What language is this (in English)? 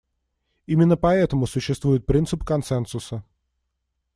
Russian